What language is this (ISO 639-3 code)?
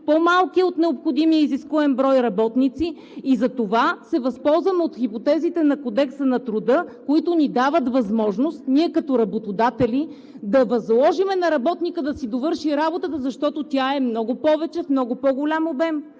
bul